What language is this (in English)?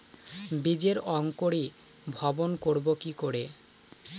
Bangla